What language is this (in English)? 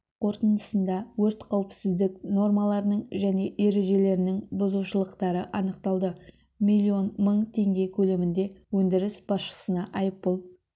Kazakh